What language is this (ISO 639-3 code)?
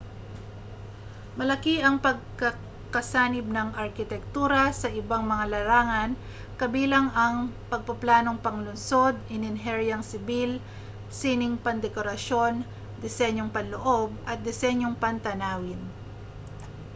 fil